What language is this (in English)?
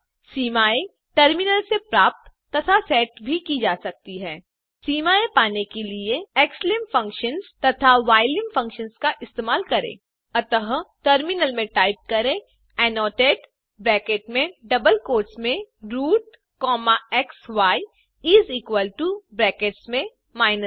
Hindi